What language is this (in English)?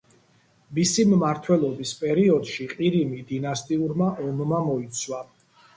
Georgian